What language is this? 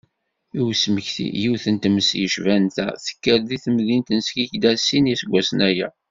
Kabyle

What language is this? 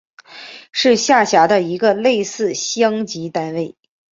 Chinese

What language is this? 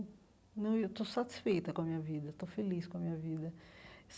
Portuguese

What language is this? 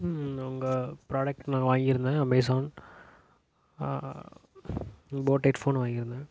Tamil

